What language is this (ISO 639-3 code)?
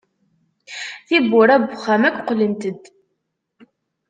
kab